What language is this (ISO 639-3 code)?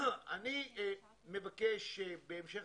heb